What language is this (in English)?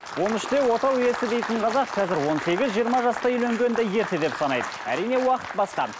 Kazakh